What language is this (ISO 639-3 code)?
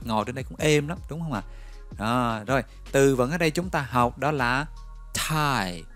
vie